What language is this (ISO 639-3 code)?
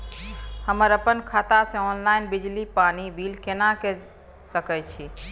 mai